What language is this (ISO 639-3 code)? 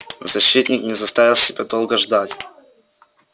rus